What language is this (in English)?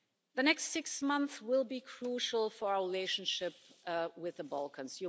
English